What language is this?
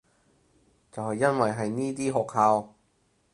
Cantonese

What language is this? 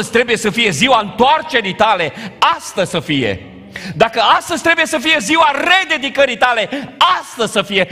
Romanian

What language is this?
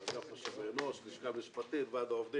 Hebrew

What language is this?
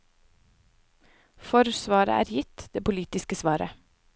Norwegian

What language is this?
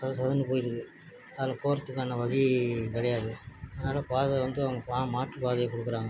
Tamil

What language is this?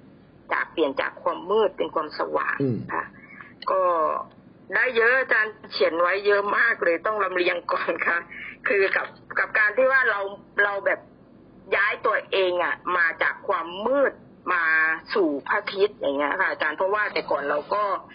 Thai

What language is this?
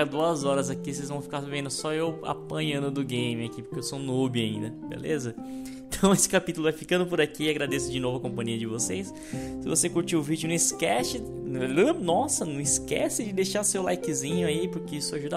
Portuguese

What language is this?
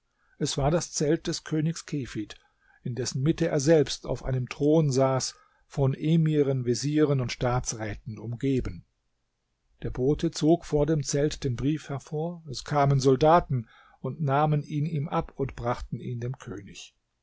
German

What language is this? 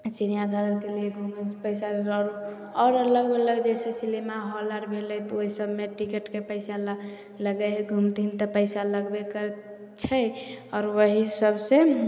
Maithili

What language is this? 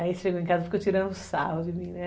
Portuguese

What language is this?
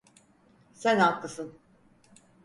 Turkish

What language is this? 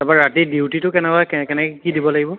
Assamese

